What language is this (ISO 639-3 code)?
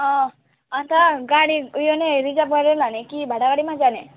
nep